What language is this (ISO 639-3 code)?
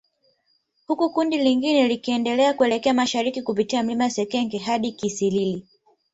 swa